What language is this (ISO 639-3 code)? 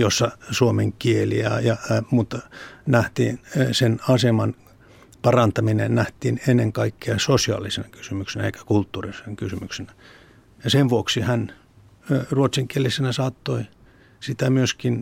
fin